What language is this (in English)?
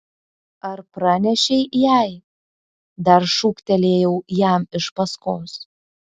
Lithuanian